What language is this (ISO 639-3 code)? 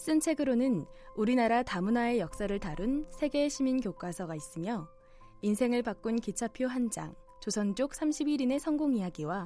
kor